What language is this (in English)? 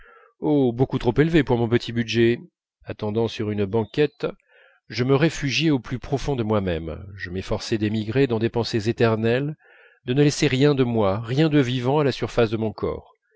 French